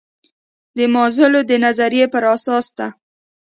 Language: Pashto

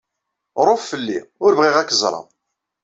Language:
Kabyle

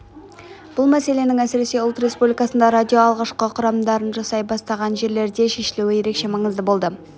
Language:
Kazakh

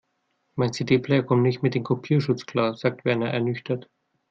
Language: German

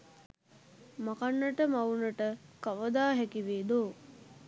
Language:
Sinhala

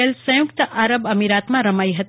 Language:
Gujarati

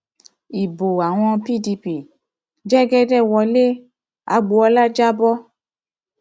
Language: Yoruba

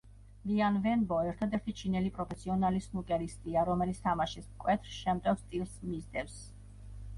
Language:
Georgian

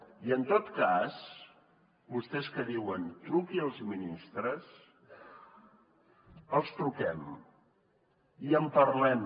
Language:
Catalan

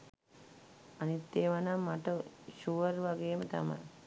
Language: Sinhala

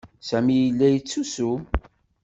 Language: Kabyle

